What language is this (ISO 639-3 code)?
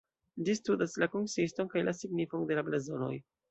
epo